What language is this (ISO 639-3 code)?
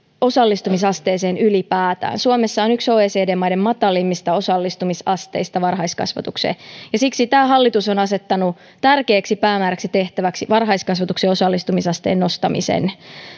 fin